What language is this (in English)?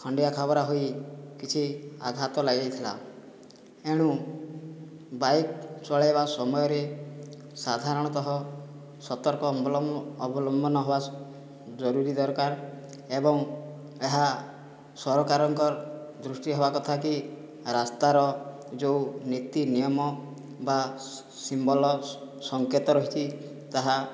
Odia